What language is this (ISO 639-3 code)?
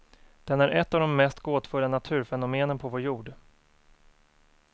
swe